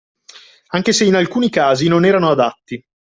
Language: Italian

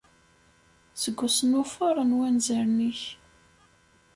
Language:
Kabyle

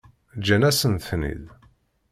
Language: Kabyle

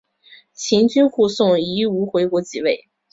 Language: Chinese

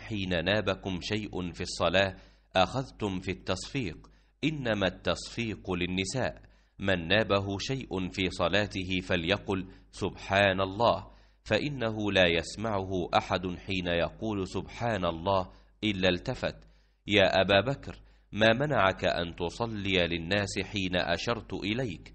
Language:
Arabic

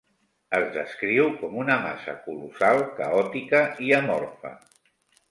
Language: Catalan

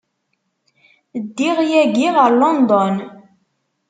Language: Kabyle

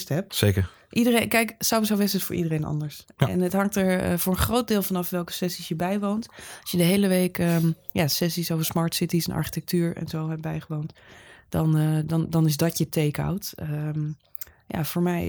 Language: Dutch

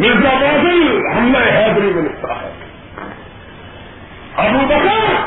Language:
Urdu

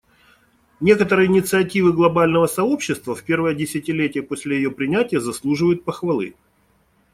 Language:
Russian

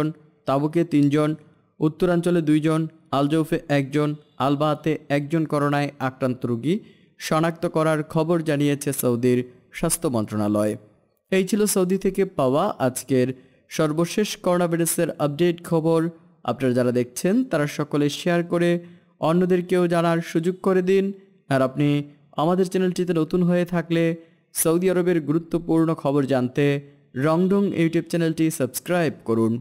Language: Bangla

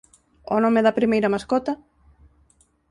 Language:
Galician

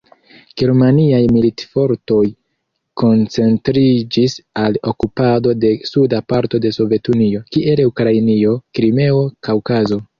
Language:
Esperanto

